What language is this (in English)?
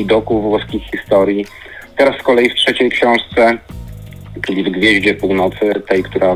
Polish